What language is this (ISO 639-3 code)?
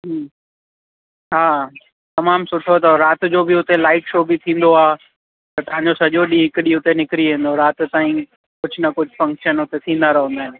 snd